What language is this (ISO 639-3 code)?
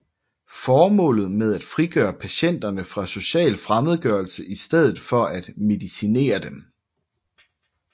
dan